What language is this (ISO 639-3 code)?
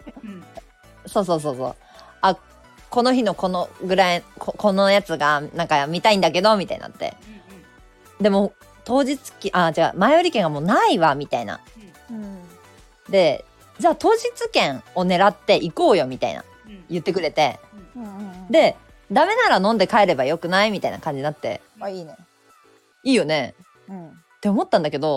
jpn